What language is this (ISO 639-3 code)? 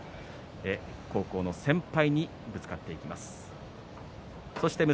jpn